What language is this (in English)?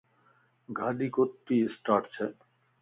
Lasi